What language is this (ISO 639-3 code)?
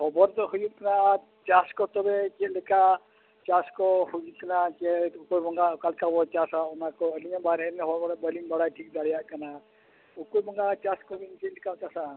sat